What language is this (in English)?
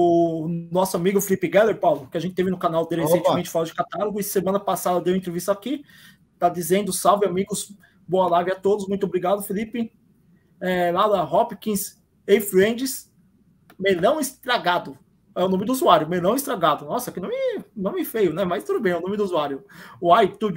Portuguese